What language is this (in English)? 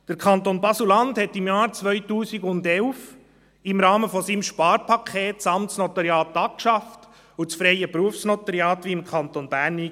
Swiss German